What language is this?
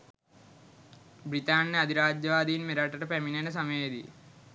Sinhala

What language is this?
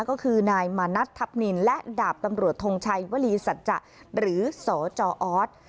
Thai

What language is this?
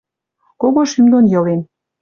Western Mari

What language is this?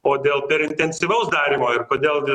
Lithuanian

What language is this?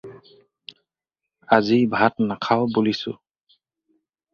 Assamese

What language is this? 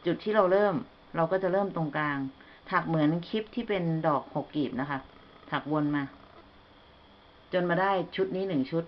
Thai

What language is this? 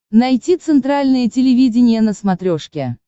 Russian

